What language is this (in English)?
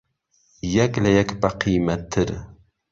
Central Kurdish